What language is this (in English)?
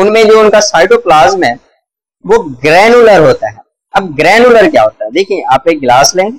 Hindi